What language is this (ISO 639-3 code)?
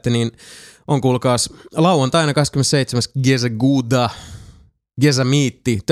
fin